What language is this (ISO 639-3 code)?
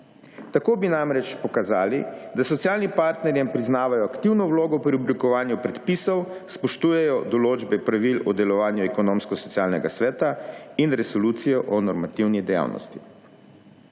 slv